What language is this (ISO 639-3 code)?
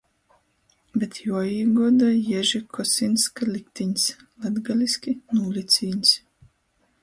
ltg